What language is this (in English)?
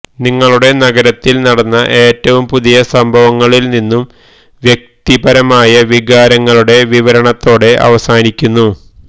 Malayalam